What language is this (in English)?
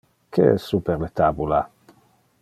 Interlingua